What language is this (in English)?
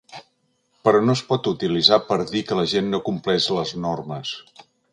Catalan